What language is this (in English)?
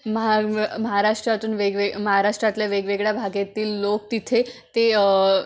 Marathi